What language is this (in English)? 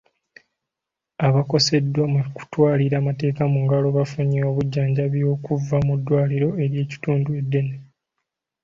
Ganda